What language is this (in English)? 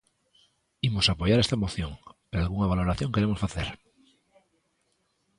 Galician